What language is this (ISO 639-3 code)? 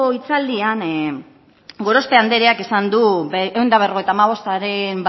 eus